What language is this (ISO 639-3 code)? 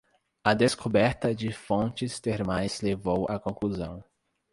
por